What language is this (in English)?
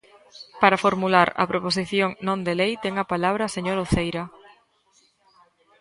Galician